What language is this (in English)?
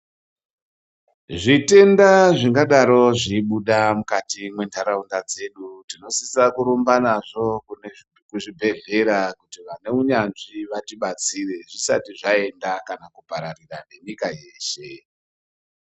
Ndau